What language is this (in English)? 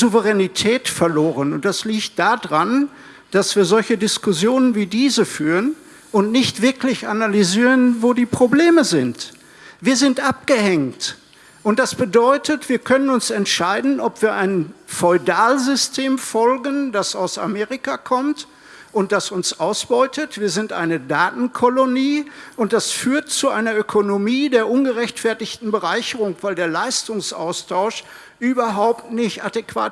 German